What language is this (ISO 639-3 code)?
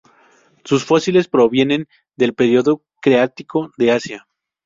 spa